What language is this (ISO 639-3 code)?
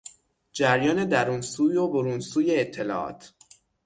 fas